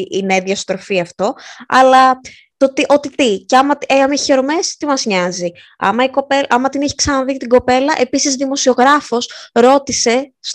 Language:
Greek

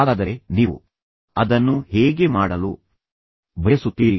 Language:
Kannada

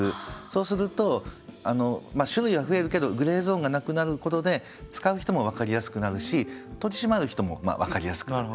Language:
Japanese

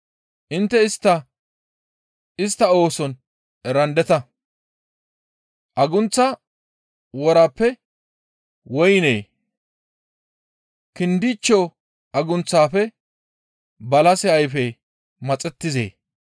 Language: Gamo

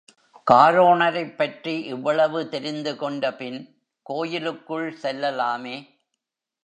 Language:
Tamil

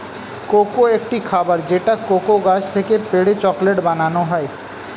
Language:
Bangla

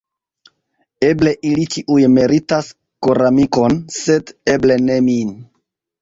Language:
Esperanto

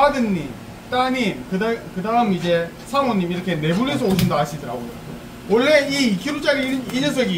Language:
Korean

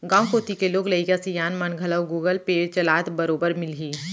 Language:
Chhattisgarhi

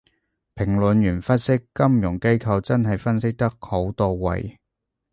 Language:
Cantonese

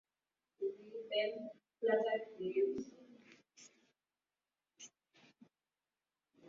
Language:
Swahili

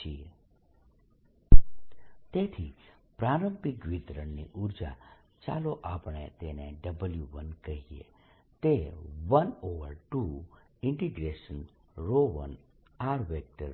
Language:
Gujarati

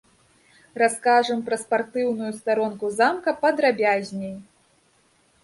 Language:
Belarusian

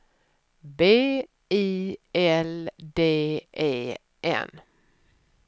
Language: Swedish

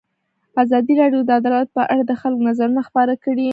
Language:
Pashto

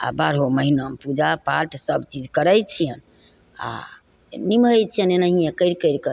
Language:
Maithili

